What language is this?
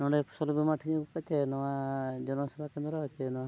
Santali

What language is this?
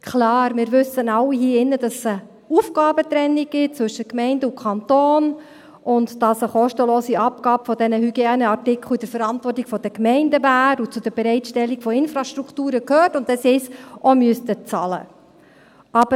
Swiss German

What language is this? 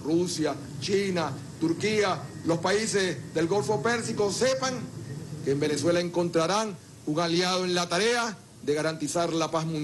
Spanish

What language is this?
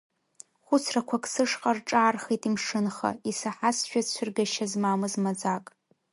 Abkhazian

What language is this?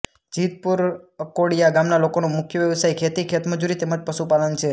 Gujarati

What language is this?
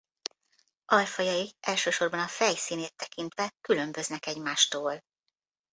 Hungarian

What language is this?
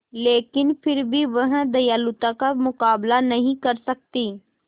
Hindi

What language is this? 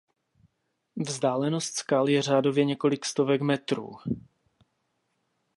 Czech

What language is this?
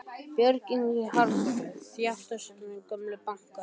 Icelandic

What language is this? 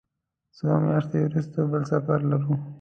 Pashto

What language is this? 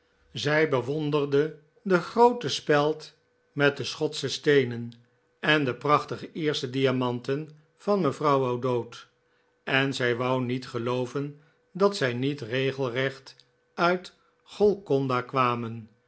Dutch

